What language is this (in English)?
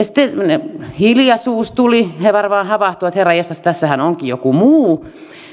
Finnish